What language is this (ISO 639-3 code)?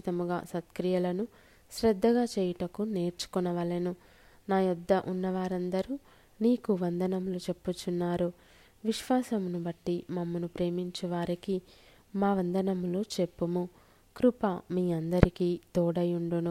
tel